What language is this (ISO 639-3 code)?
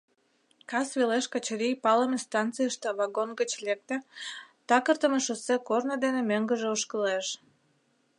chm